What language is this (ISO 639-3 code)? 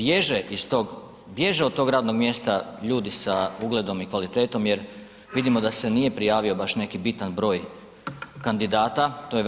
hrv